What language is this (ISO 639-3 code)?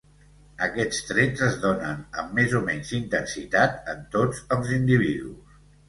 cat